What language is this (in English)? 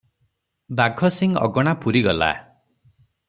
Odia